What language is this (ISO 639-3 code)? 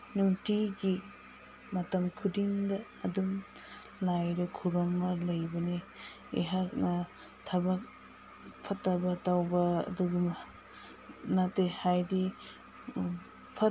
mni